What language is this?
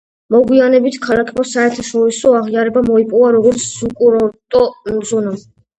Georgian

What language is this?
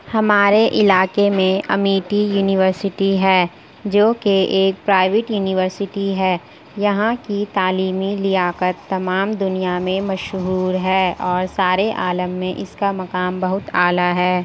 Urdu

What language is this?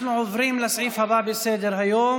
Hebrew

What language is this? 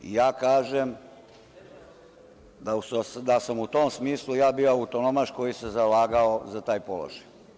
Serbian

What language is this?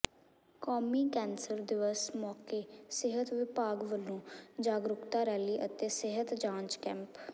Punjabi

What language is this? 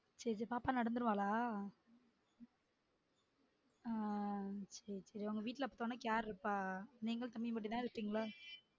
Tamil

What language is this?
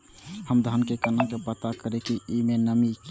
Maithili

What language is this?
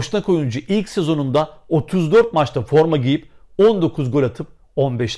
Turkish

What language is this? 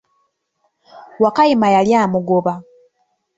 Ganda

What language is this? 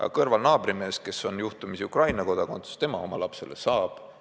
Estonian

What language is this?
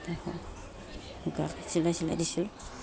Assamese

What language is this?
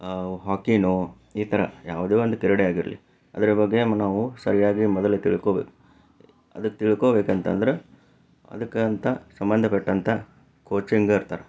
Kannada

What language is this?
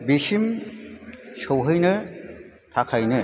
Bodo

